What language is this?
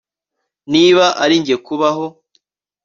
Kinyarwanda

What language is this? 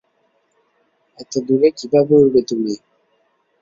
Bangla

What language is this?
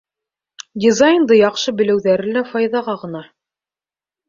Bashkir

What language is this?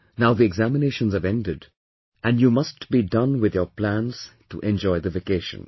English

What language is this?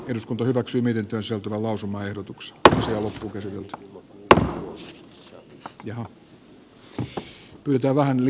Finnish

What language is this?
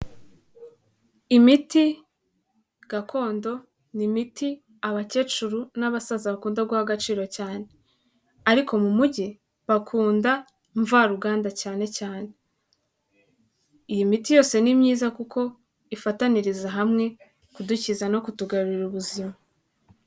Kinyarwanda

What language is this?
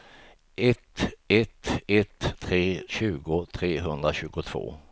Swedish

